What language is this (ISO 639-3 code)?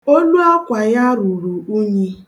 ibo